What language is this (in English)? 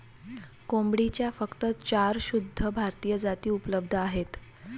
Marathi